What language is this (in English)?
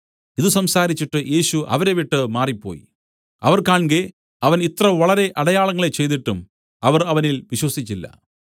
Malayalam